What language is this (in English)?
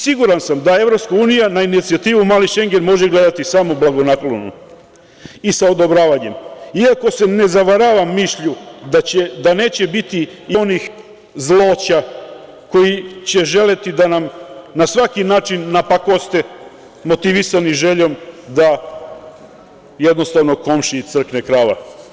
Serbian